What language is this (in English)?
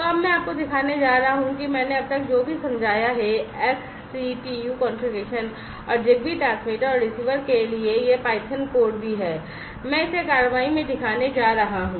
Hindi